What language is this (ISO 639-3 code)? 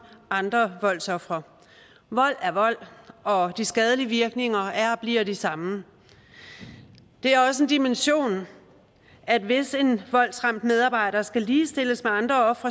dan